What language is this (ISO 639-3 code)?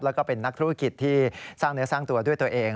tha